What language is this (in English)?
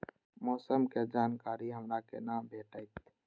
Maithili